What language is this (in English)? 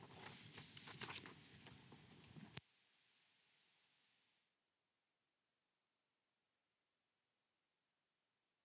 Finnish